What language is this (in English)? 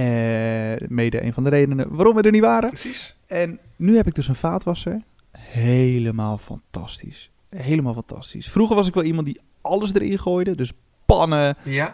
Dutch